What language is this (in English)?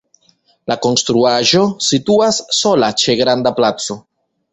Esperanto